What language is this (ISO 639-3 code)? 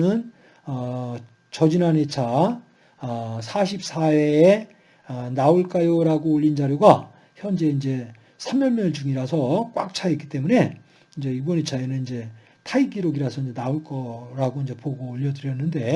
kor